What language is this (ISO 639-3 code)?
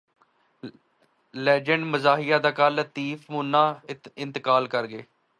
urd